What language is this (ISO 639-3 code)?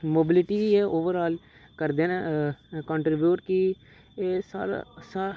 doi